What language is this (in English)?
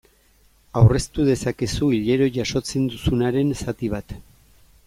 Basque